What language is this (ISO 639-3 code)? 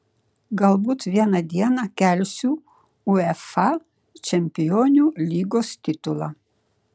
lit